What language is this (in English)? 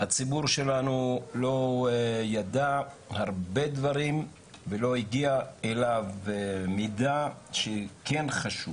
Hebrew